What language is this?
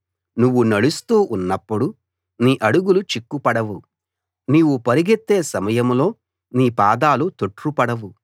Telugu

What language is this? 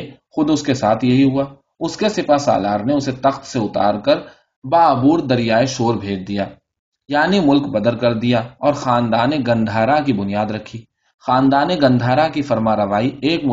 Urdu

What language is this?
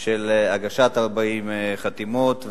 Hebrew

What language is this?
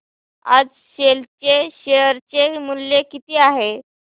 Marathi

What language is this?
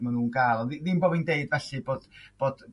Welsh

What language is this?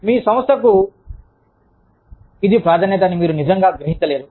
Telugu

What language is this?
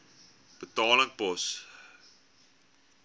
Afrikaans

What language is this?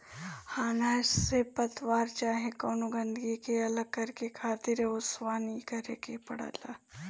Bhojpuri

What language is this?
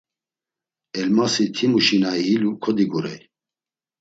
Laz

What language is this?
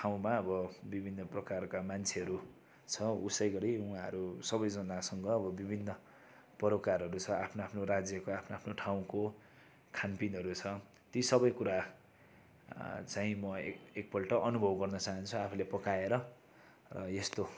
Nepali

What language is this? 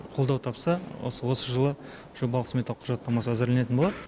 Kazakh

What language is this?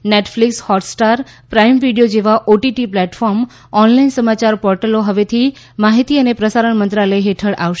Gujarati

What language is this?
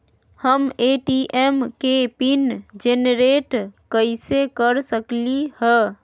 Magahi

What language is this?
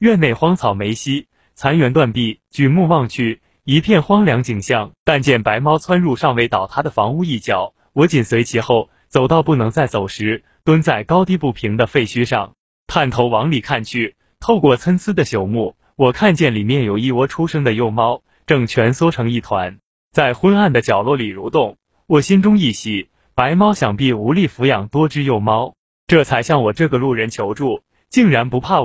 Chinese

